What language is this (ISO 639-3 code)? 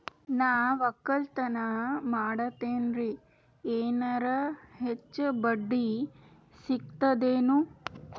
kan